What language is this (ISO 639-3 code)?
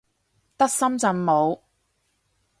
yue